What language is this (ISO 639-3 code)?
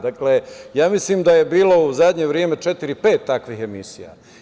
srp